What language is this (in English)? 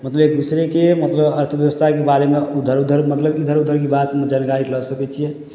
Maithili